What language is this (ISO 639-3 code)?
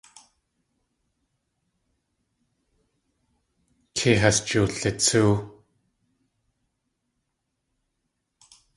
tli